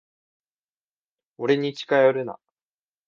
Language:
Japanese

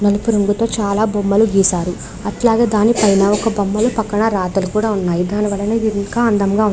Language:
Telugu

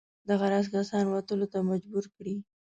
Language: Pashto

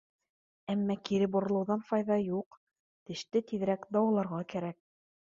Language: Bashkir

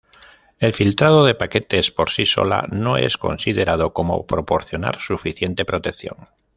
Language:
Spanish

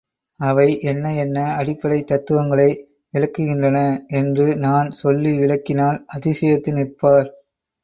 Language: Tamil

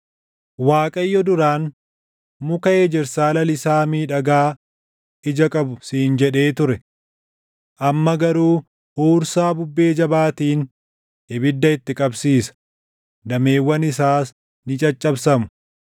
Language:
Oromo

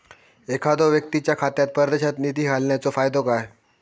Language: Marathi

